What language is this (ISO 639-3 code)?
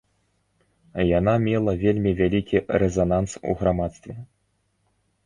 bel